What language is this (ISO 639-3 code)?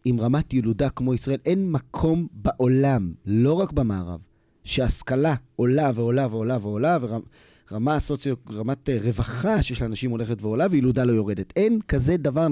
heb